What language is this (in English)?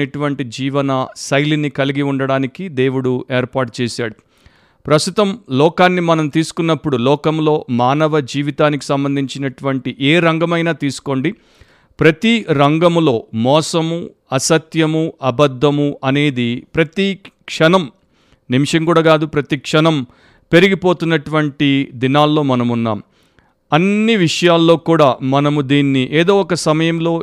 Telugu